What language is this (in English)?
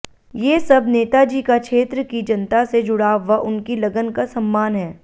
Hindi